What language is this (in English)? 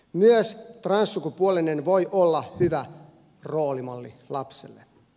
Finnish